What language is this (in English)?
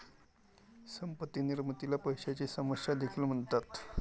Marathi